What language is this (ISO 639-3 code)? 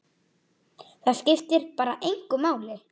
isl